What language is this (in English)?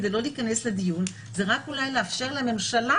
Hebrew